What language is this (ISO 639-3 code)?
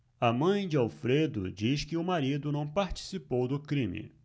por